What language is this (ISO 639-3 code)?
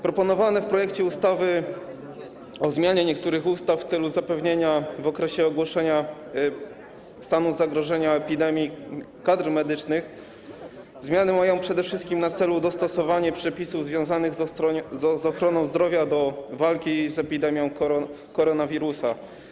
pol